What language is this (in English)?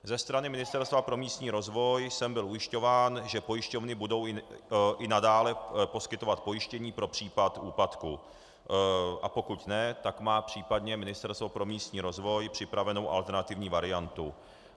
Czech